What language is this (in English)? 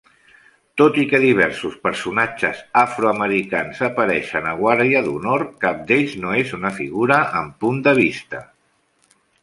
Catalan